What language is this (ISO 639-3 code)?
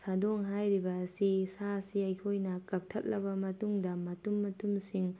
mni